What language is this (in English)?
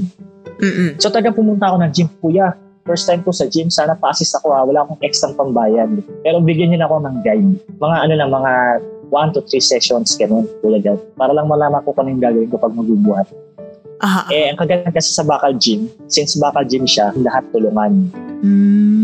Filipino